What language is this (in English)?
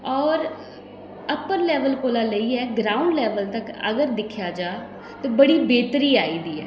Dogri